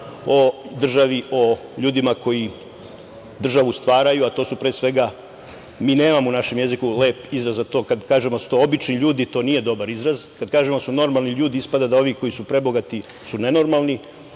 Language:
Serbian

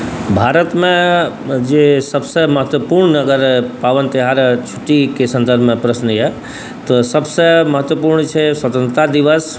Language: Maithili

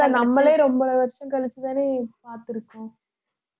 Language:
Tamil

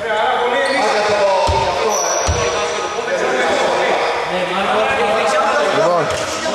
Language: Greek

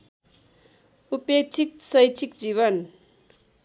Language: Nepali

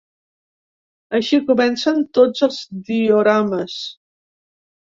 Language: Catalan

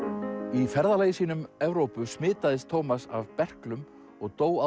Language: Icelandic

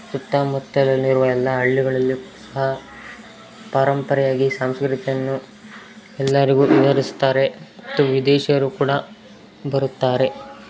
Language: Kannada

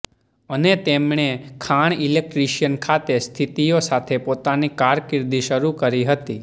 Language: Gujarati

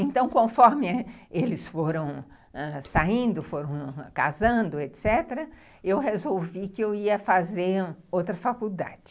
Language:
Portuguese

